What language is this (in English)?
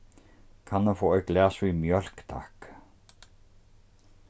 Faroese